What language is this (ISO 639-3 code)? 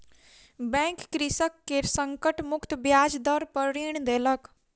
mai